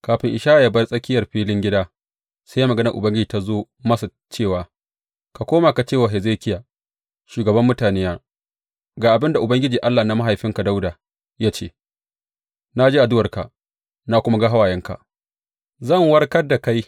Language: Hausa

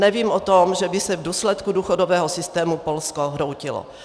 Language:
Czech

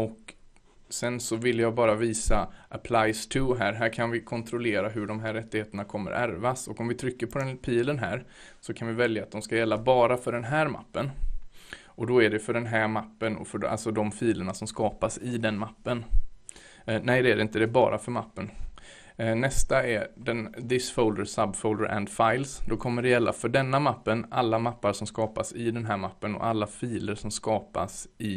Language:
Swedish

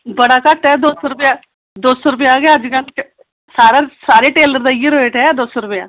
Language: Dogri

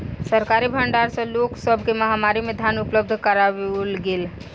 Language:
Maithili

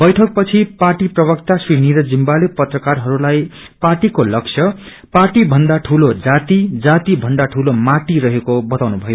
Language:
Nepali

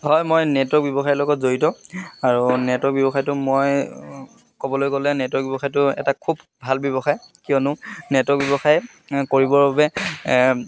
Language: Assamese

